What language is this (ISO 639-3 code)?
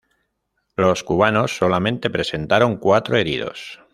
spa